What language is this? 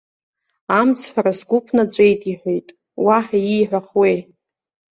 Abkhazian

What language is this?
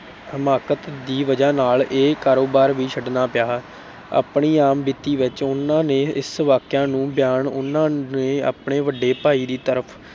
Punjabi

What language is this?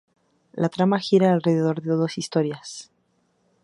Spanish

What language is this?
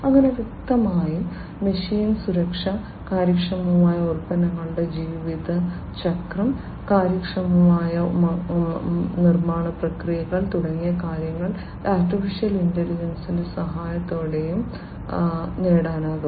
Malayalam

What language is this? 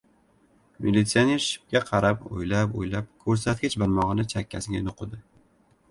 Uzbek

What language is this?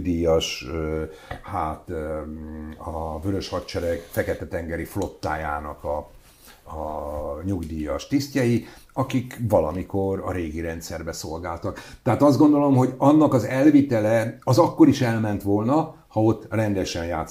Hungarian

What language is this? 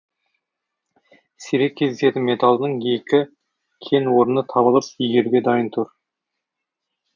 Kazakh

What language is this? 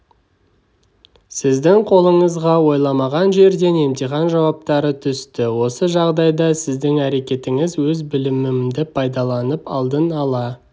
Kazakh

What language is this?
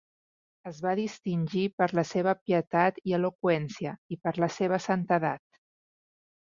Catalan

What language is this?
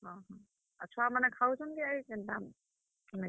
Odia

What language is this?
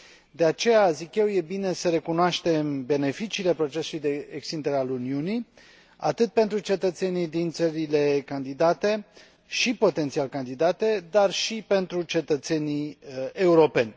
Romanian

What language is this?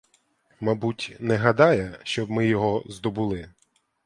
Ukrainian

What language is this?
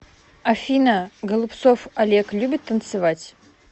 Russian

